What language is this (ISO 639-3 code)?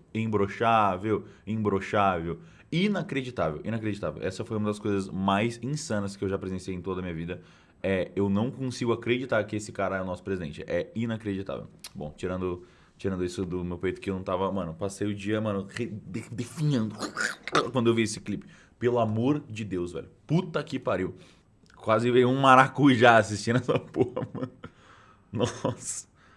por